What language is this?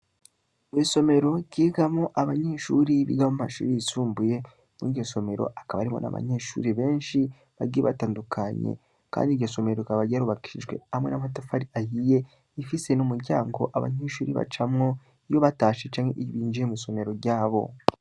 Rundi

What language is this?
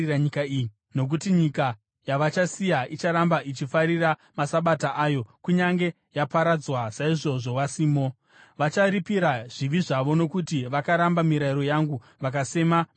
Shona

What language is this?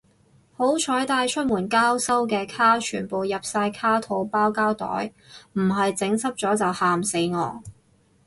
Cantonese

